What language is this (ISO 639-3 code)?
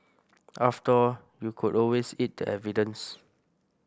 eng